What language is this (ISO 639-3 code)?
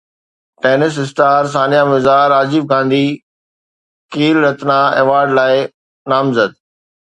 snd